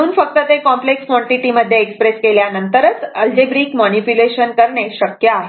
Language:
Marathi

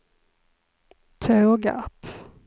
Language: Swedish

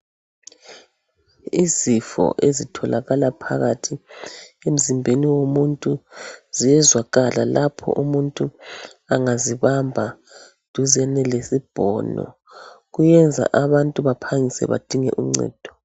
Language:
North Ndebele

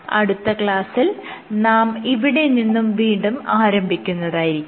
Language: Malayalam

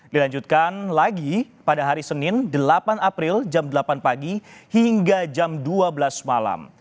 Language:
Indonesian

